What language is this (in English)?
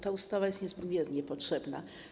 Polish